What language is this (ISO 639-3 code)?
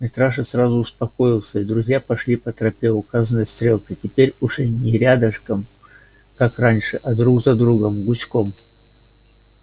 rus